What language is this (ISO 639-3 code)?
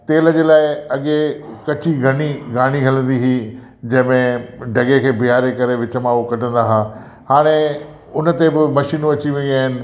snd